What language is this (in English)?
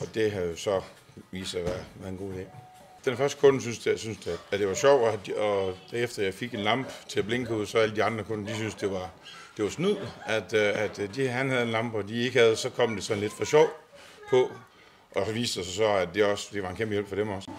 Danish